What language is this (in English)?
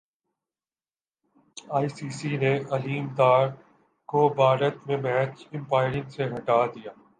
Urdu